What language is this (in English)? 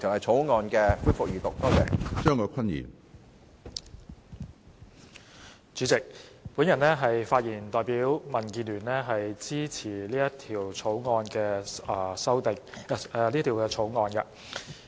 Cantonese